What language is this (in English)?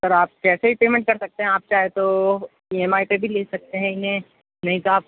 Urdu